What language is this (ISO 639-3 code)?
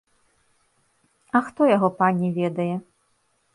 bel